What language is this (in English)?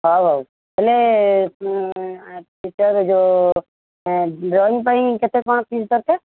Odia